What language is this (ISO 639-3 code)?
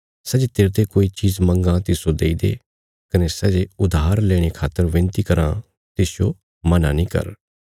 kfs